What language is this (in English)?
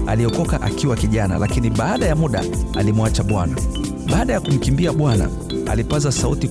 Swahili